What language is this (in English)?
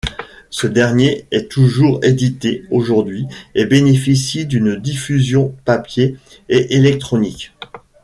French